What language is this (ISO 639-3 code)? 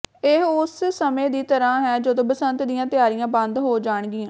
pan